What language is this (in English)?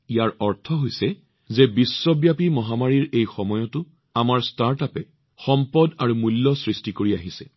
Assamese